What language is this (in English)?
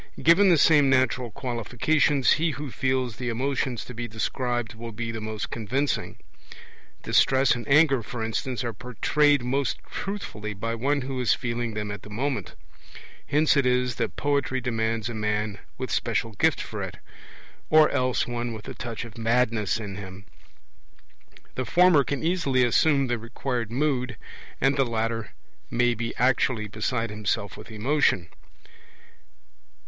English